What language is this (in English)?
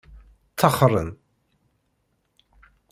Kabyle